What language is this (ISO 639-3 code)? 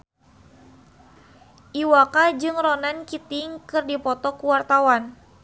sun